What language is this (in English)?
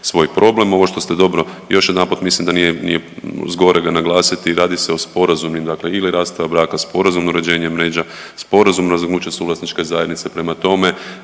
Croatian